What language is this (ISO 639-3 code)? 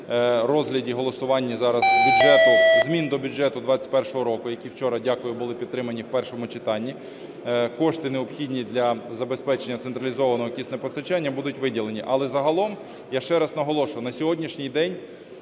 ukr